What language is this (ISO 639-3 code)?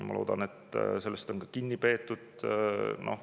est